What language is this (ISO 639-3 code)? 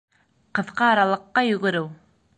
bak